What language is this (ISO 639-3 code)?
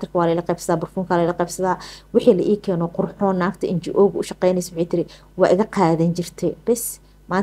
ara